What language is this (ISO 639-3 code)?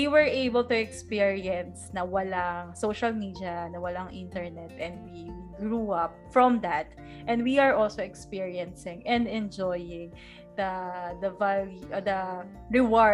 fil